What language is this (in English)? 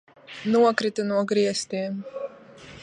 Latvian